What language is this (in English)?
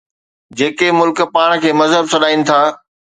Sindhi